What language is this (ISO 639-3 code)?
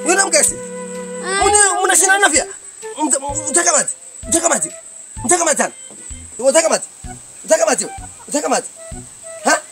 nld